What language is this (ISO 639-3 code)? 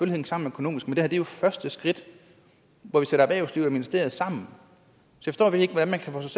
dan